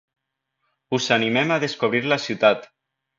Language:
Catalan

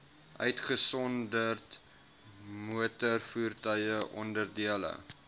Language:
Afrikaans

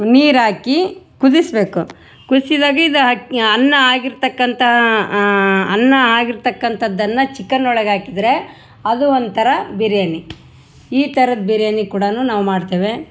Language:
Kannada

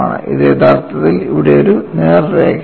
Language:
Malayalam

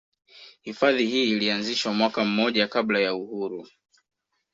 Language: Swahili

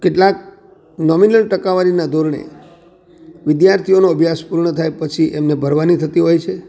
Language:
Gujarati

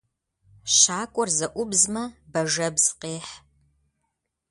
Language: Kabardian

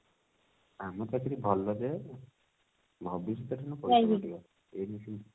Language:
Odia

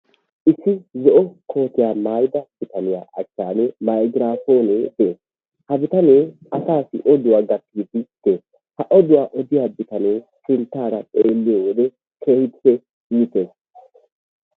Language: Wolaytta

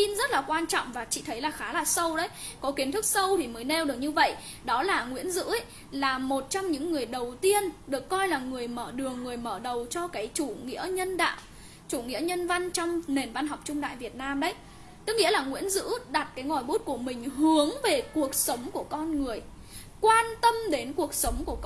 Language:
Vietnamese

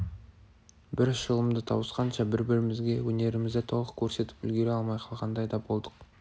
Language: Kazakh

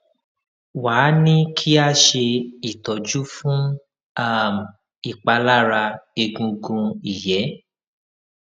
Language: Yoruba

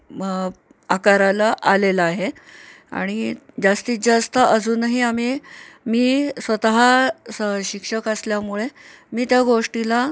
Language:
Marathi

